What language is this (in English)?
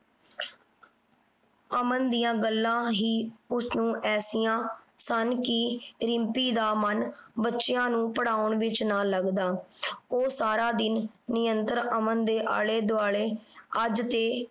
Punjabi